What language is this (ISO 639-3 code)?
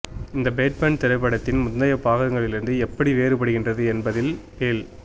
tam